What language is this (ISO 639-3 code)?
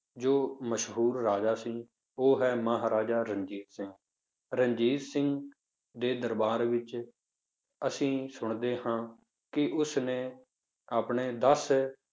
pan